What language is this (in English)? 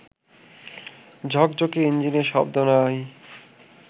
Bangla